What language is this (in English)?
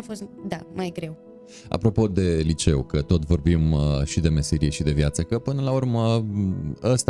Romanian